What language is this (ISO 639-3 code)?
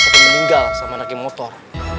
ind